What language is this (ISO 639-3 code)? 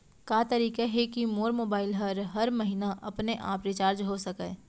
hne